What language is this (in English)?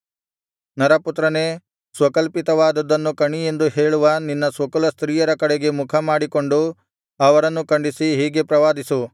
Kannada